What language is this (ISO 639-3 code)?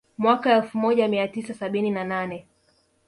swa